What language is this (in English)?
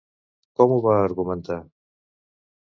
Catalan